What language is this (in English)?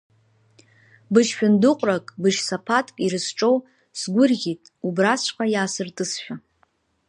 Abkhazian